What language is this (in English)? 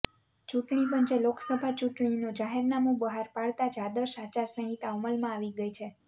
Gujarati